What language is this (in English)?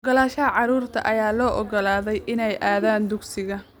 Somali